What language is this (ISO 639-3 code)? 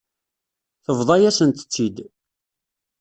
kab